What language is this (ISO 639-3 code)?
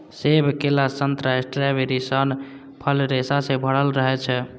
mai